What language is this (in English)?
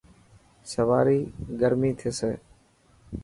Dhatki